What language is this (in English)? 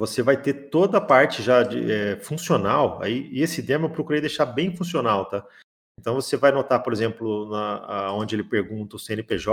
Portuguese